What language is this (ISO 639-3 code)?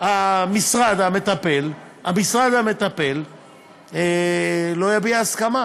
heb